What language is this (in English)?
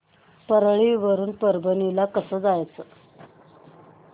Marathi